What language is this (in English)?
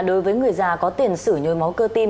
Vietnamese